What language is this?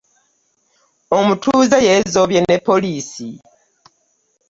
Ganda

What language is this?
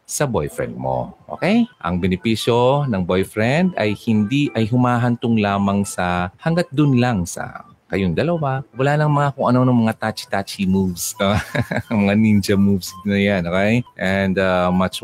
Filipino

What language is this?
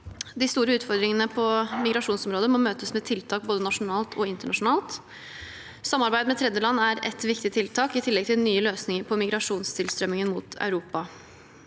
Norwegian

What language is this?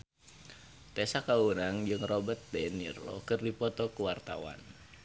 Sundanese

